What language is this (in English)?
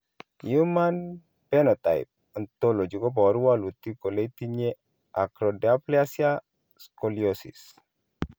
Kalenjin